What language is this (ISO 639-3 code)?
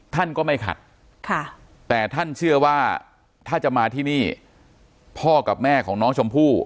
tha